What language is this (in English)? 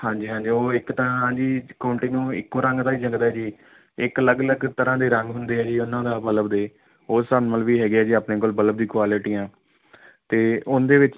Punjabi